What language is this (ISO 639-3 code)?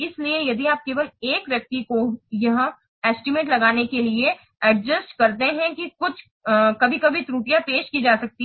hin